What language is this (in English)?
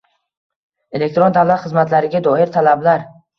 Uzbek